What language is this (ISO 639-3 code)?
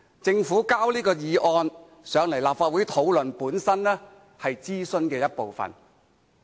yue